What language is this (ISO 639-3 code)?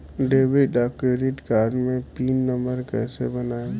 bho